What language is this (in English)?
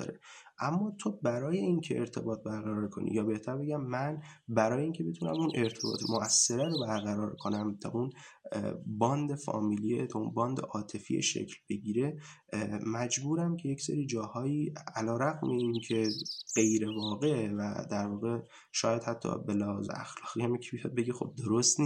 Persian